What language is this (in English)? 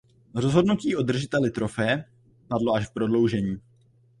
Czech